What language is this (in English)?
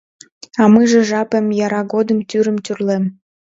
Mari